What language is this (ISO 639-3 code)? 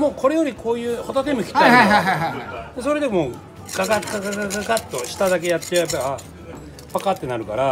jpn